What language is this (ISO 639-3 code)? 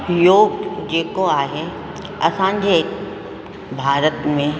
snd